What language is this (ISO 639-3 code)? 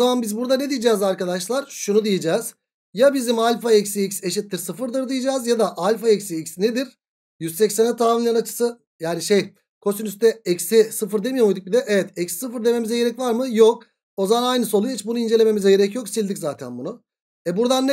tur